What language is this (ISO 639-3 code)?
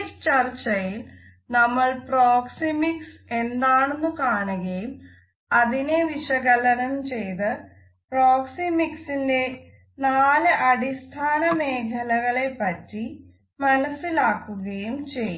mal